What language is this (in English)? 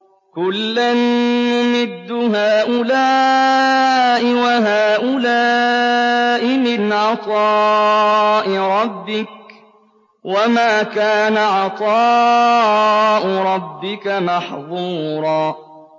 Arabic